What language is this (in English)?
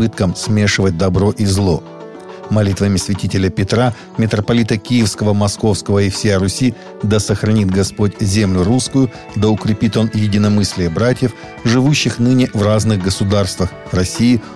Russian